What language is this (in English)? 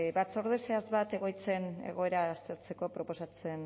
Basque